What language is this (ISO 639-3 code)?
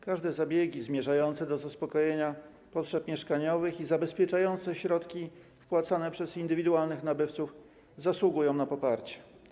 pol